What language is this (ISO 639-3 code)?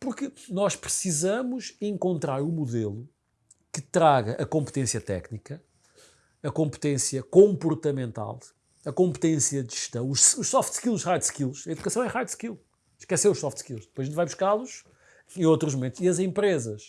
por